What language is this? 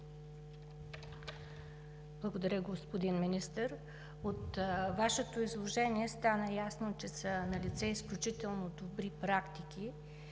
Bulgarian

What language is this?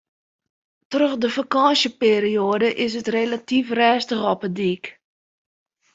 Western Frisian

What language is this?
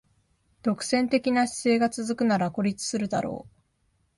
Japanese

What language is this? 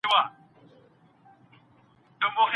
Pashto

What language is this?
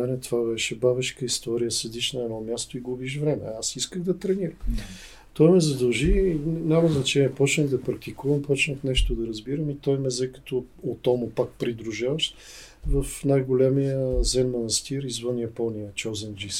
Bulgarian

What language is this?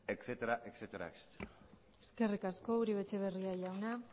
Basque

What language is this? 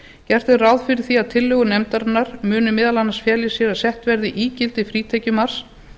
Icelandic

